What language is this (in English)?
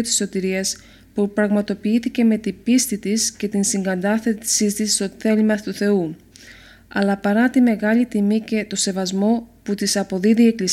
Greek